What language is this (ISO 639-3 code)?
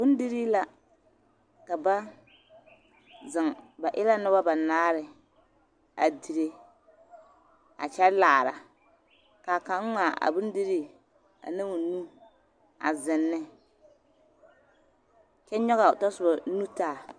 dga